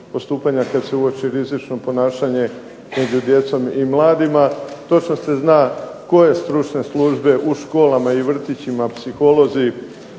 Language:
Croatian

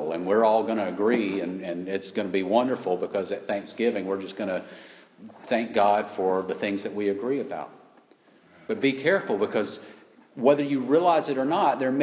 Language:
English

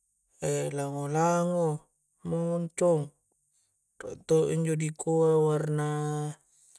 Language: Coastal Konjo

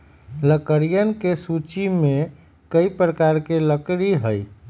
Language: Magahi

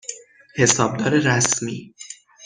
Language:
Persian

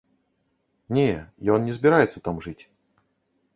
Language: Belarusian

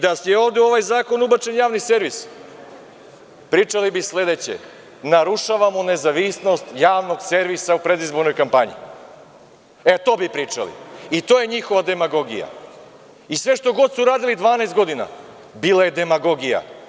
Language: Serbian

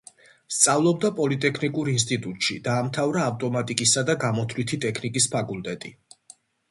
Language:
Georgian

